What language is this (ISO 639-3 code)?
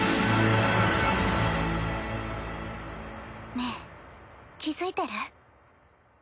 jpn